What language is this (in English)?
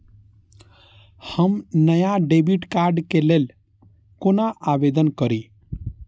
Maithili